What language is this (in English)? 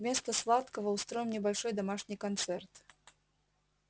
Russian